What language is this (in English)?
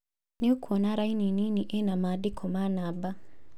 Kikuyu